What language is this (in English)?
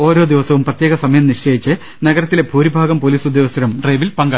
Malayalam